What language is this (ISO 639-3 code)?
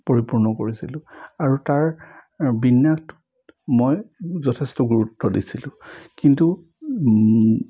asm